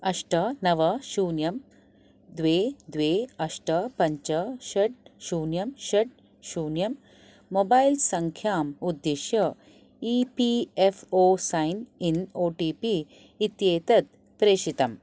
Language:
Sanskrit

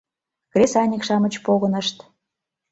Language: Mari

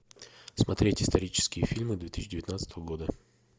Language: Russian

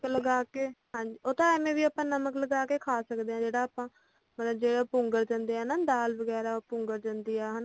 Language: Punjabi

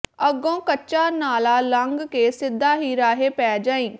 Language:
Punjabi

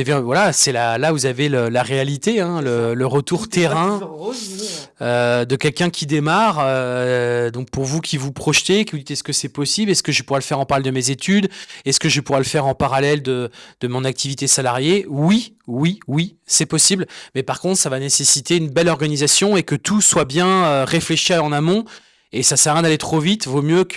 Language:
French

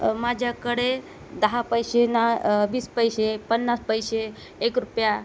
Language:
Marathi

